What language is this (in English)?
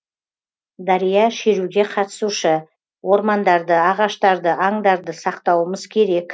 Kazakh